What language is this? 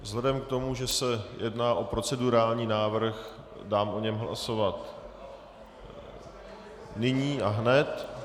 Czech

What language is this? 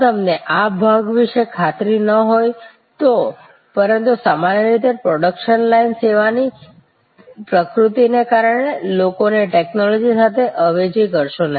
Gujarati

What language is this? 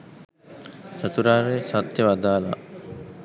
Sinhala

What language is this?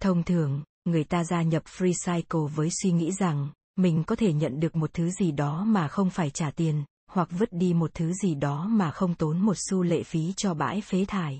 Vietnamese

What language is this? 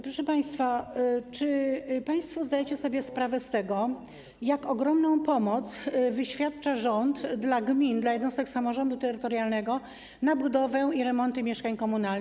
Polish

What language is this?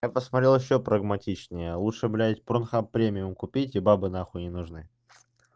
Russian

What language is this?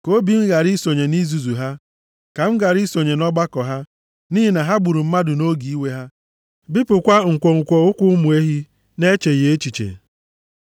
Igbo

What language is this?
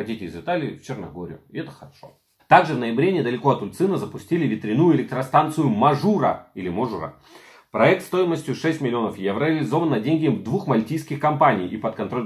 Russian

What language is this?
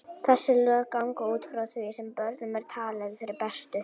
Icelandic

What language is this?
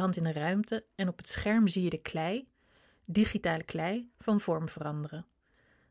Dutch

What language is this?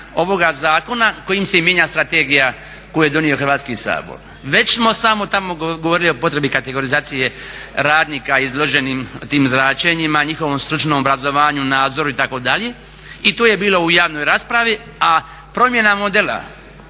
Croatian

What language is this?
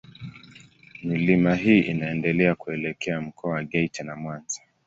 Swahili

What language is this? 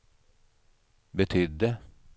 Swedish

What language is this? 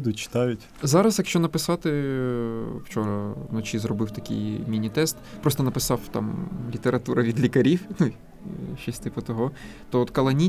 Ukrainian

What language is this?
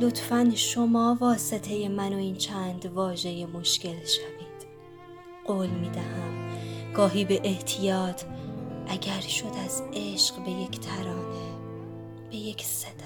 Persian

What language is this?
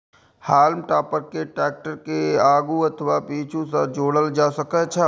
Maithili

